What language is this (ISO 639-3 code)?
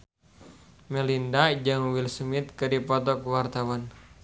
sun